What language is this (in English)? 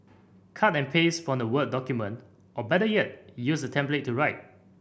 English